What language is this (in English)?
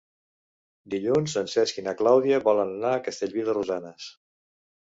Catalan